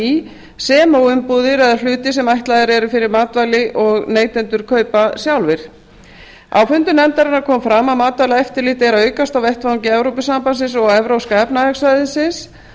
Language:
Icelandic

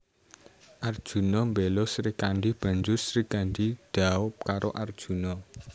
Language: Javanese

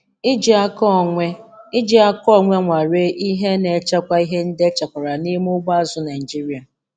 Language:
Igbo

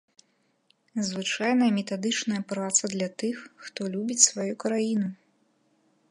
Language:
Belarusian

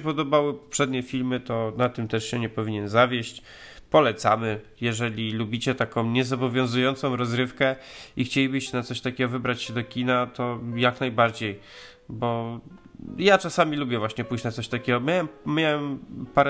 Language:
Polish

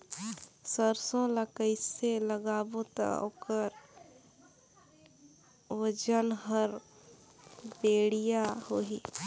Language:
Chhattisgarhi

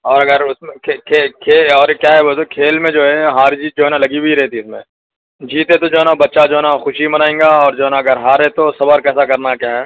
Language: Urdu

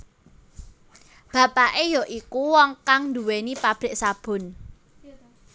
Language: Javanese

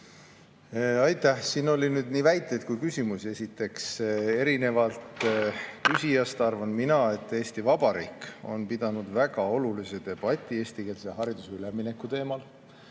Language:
Estonian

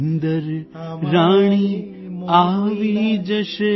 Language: Gujarati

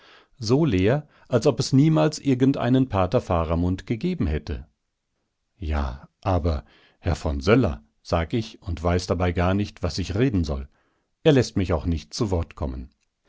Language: German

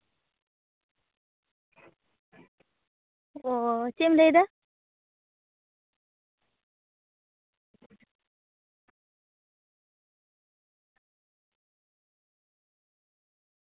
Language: Santali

